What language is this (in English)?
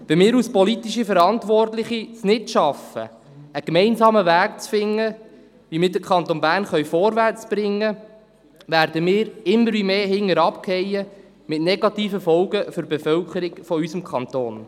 Swiss German